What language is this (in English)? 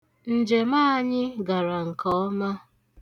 Igbo